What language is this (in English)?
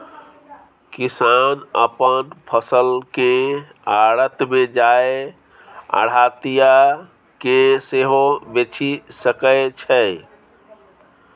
Maithili